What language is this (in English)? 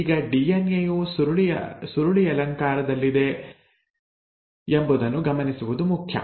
Kannada